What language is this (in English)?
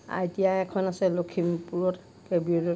Assamese